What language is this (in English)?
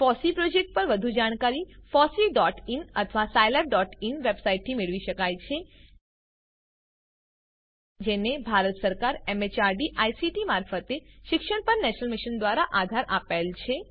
Gujarati